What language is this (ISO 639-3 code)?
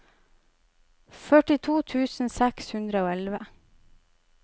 nor